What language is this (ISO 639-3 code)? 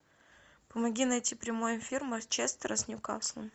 rus